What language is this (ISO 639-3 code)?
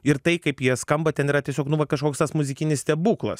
lit